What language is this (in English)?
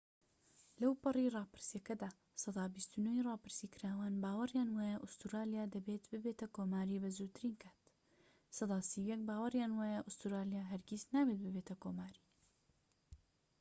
Central Kurdish